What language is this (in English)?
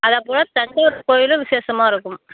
Tamil